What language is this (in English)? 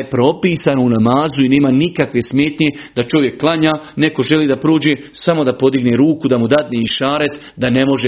Croatian